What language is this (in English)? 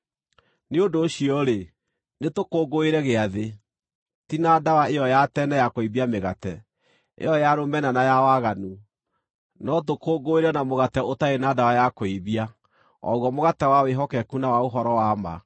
Kikuyu